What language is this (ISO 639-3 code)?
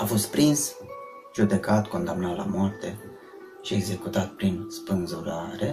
ron